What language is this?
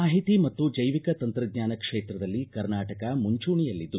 Kannada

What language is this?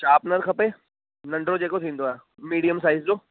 Sindhi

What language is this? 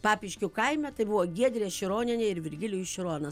Lithuanian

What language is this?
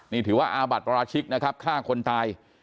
Thai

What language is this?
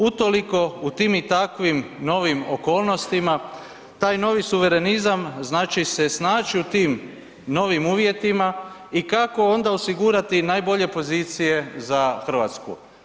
Croatian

